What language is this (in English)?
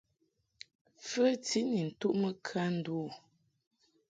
Mungaka